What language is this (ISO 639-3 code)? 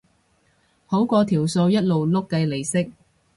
yue